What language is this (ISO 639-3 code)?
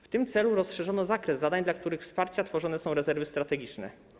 pol